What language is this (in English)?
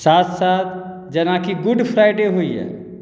Maithili